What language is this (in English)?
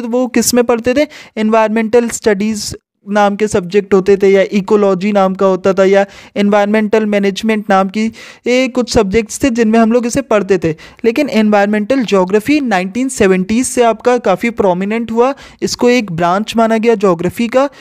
Hindi